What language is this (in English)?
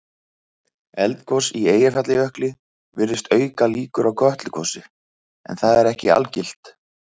Icelandic